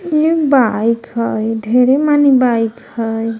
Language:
Magahi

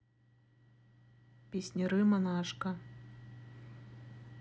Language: Russian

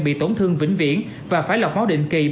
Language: Vietnamese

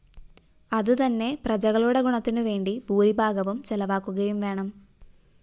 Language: Malayalam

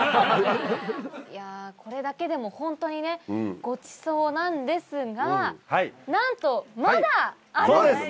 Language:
Japanese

